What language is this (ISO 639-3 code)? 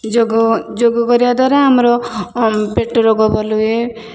ori